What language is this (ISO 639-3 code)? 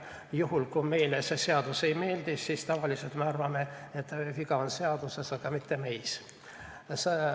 est